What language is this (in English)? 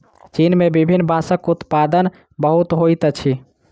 Maithili